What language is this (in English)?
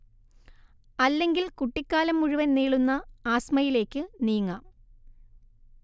Malayalam